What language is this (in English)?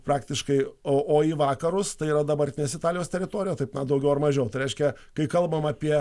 Lithuanian